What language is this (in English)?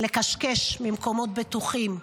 Hebrew